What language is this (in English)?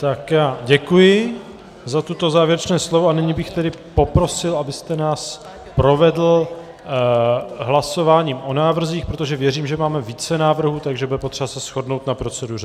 Czech